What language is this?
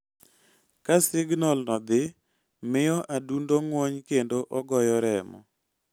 Luo (Kenya and Tanzania)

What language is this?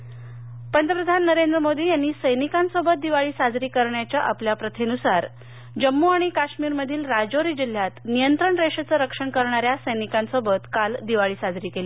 Marathi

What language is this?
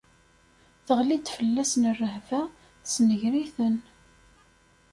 Kabyle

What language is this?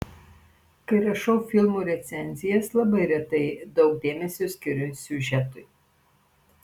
Lithuanian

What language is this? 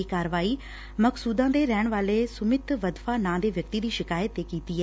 Punjabi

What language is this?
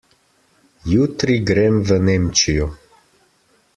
Slovenian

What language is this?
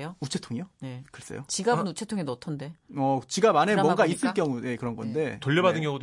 Korean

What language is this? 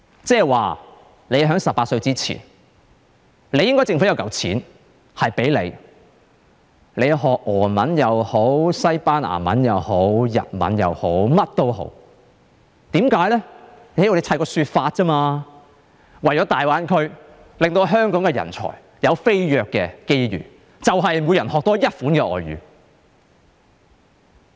Cantonese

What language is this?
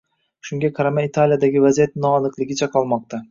Uzbek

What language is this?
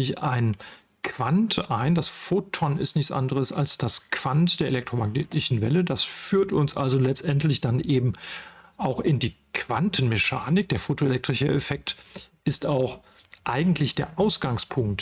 German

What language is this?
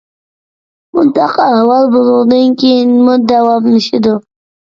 Uyghur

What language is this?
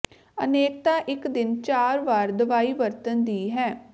Punjabi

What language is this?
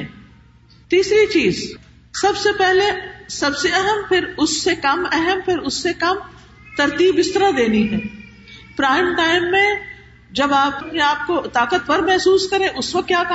Urdu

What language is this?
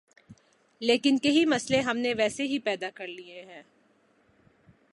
Urdu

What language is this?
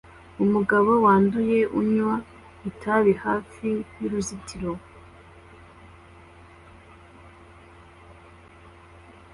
Kinyarwanda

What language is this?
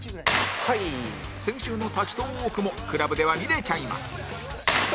Japanese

